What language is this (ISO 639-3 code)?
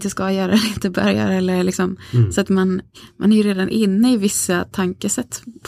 swe